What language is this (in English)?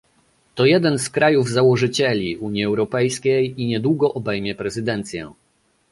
Polish